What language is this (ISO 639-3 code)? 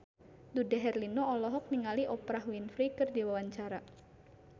sun